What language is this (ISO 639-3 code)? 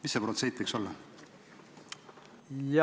est